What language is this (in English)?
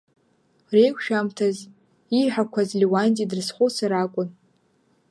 Abkhazian